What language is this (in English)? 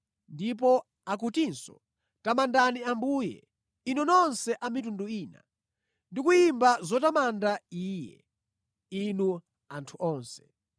Nyanja